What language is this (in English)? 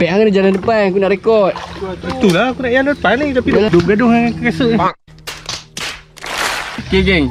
Malay